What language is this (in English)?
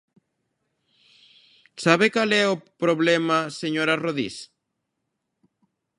Galician